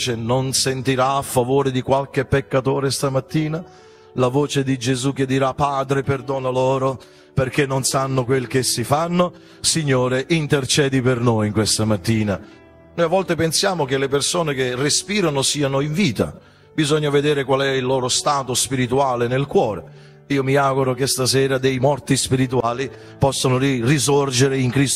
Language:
Italian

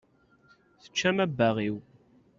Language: Kabyle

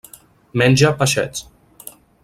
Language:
Catalan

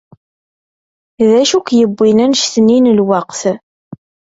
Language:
Kabyle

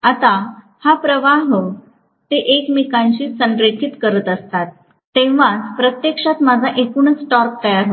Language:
Marathi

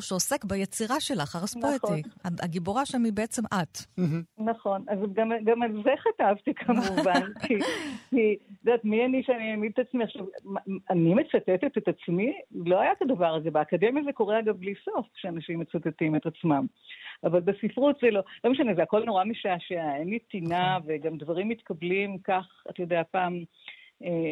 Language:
Hebrew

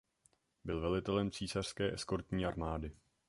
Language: Czech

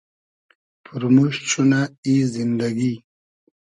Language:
Hazaragi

